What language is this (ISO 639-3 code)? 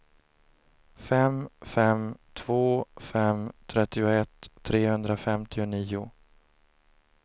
swe